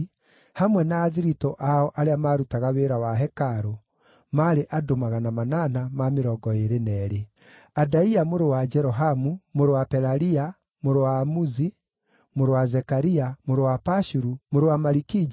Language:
Kikuyu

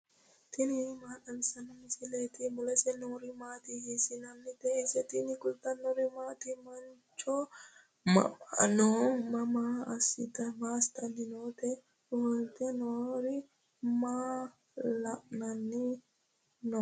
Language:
Sidamo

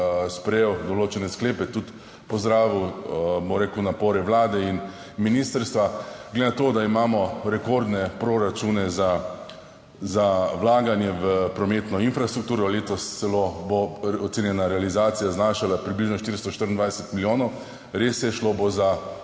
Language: Slovenian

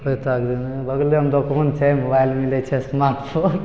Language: Maithili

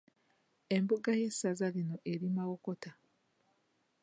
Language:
Ganda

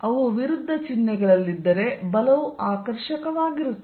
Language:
Kannada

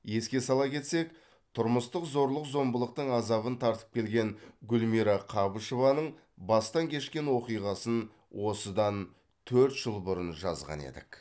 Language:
Kazakh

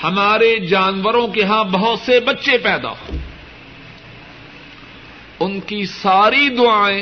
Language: Urdu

